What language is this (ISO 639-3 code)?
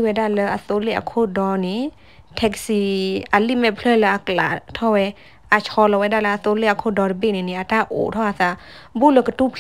tha